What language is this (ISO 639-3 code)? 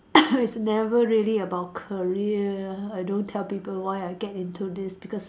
eng